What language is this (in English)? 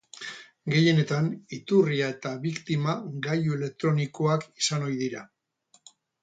Basque